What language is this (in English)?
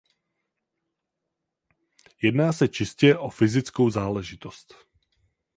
Czech